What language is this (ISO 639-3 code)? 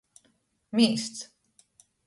ltg